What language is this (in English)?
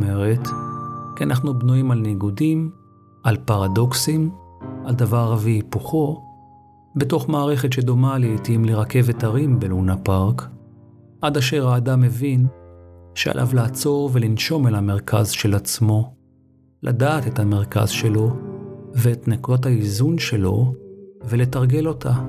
Hebrew